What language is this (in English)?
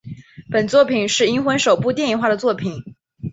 Chinese